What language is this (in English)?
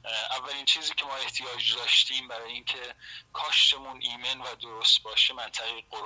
Persian